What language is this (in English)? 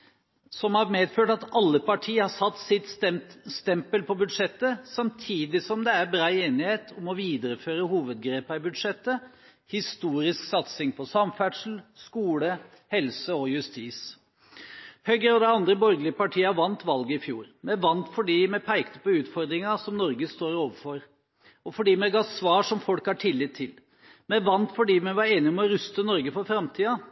Norwegian Bokmål